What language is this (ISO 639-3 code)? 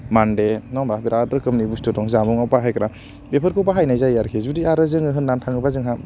brx